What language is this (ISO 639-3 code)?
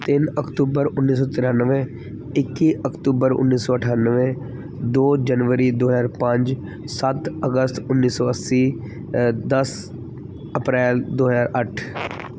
pan